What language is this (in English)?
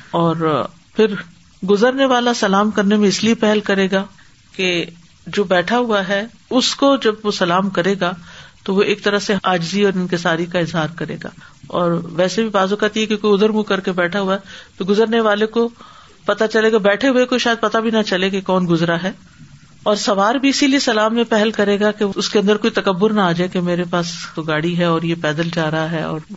Urdu